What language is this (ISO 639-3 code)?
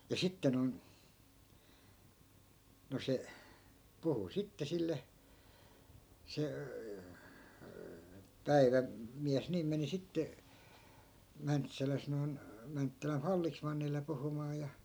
fin